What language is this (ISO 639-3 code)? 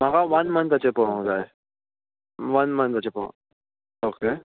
kok